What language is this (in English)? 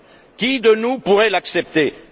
French